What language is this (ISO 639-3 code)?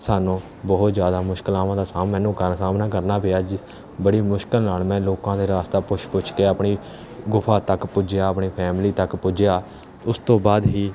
pan